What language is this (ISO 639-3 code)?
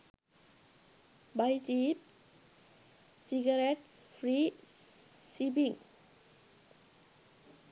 sin